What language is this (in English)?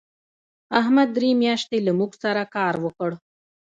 Pashto